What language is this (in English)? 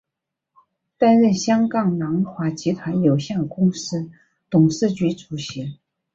Chinese